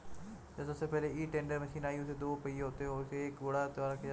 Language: Hindi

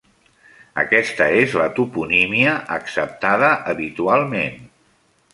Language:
Catalan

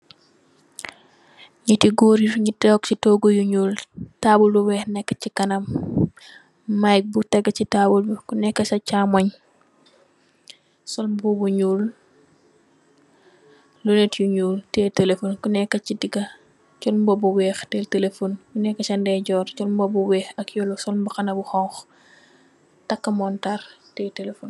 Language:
Wolof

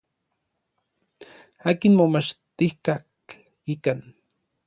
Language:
Orizaba Nahuatl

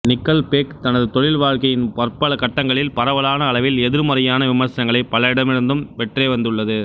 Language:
Tamil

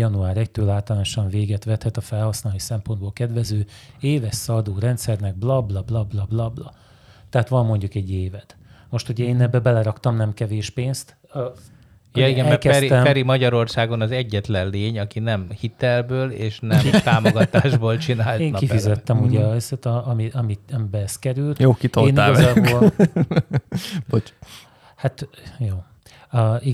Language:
Hungarian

